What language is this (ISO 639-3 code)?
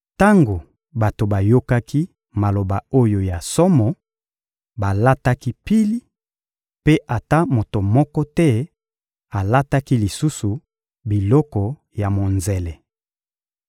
lin